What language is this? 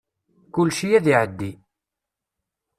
Kabyle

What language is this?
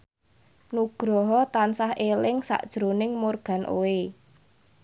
Javanese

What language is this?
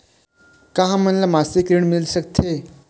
Chhattisgarhi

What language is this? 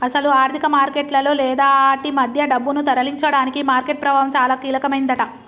Telugu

